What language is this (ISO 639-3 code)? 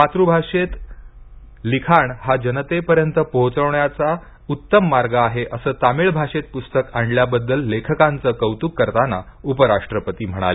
mar